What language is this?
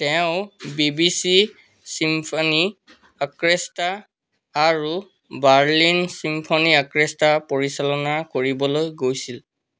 Assamese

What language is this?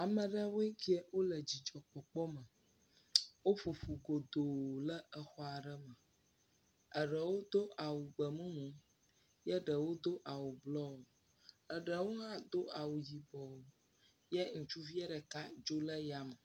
Ewe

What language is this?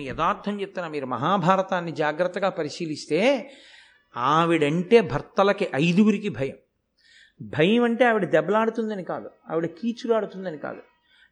Telugu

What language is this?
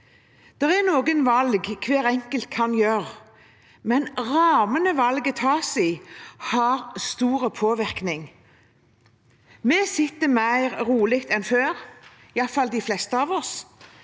Norwegian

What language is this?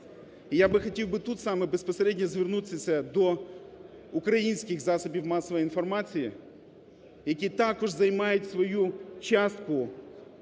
Ukrainian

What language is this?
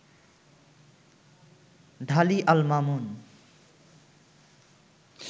Bangla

